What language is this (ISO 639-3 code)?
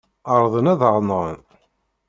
kab